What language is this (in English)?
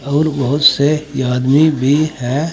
Hindi